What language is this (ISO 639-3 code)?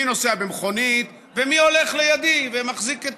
heb